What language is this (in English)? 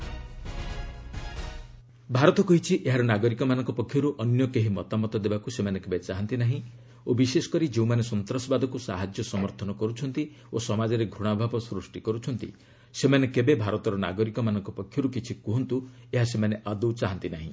Odia